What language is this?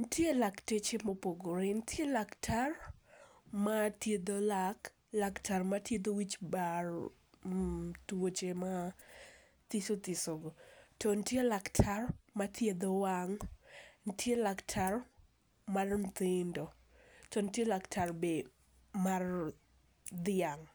Luo (Kenya and Tanzania)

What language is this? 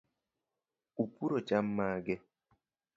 Luo (Kenya and Tanzania)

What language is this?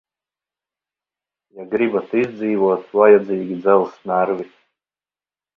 Latvian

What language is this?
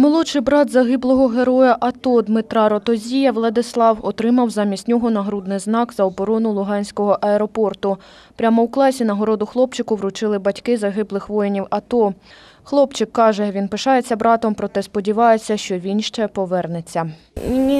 Ukrainian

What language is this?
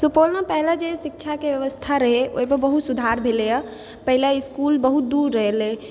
Maithili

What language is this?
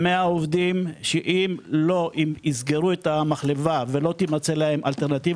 Hebrew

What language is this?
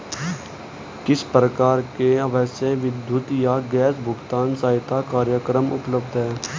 Hindi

